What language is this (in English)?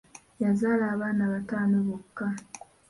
Ganda